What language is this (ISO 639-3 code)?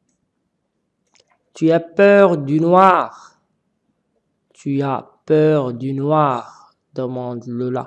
fra